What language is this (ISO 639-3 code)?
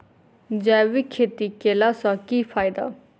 mai